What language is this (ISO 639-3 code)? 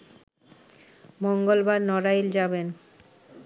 ben